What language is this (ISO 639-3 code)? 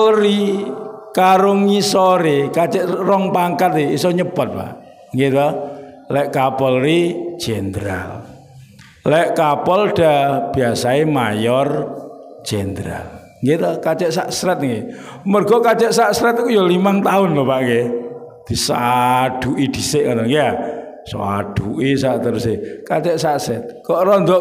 ind